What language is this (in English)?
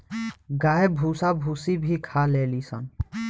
Bhojpuri